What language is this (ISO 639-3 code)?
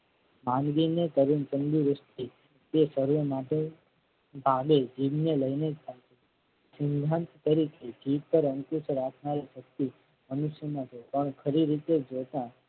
guj